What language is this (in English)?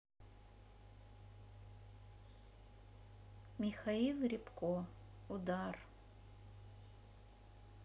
Russian